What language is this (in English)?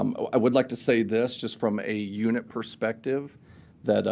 English